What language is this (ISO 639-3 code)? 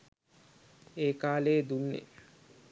sin